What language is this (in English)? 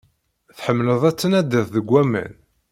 Kabyle